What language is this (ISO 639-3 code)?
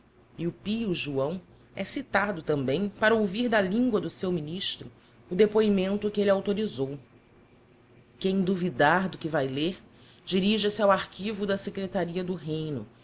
por